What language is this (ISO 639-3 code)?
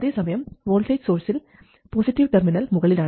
mal